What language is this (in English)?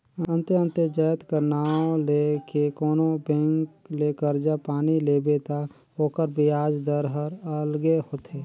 Chhattisgarhi